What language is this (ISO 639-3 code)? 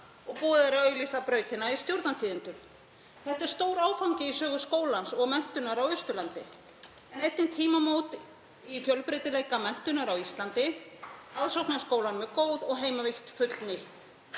isl